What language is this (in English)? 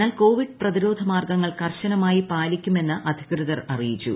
Malayalam